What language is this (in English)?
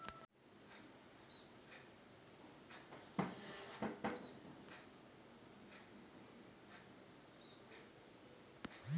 Telugu